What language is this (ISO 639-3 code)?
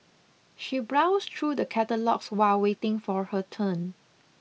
eng